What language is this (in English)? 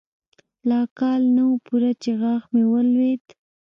Pashto